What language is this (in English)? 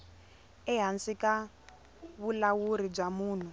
Tsonga